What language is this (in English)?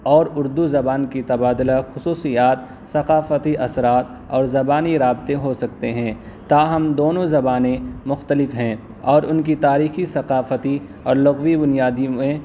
Urdu